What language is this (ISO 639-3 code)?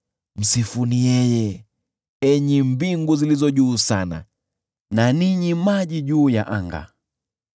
swa